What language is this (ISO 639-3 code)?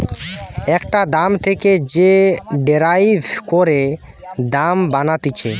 ben